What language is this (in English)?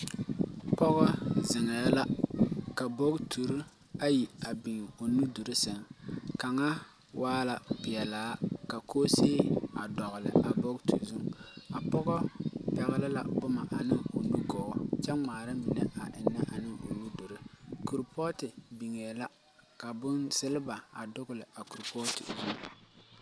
Southern Dagaare